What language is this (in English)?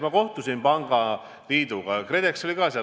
Estonian